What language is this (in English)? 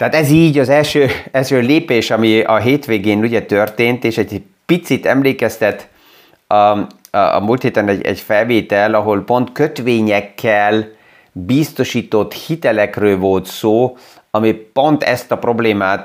Hungarian